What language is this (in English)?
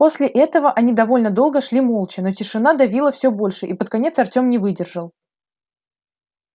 Russian